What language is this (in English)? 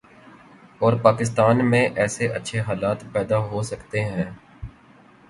Urdu